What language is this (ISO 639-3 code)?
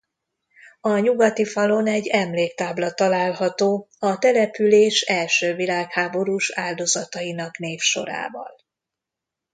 hun